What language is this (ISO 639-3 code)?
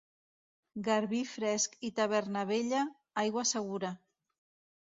cat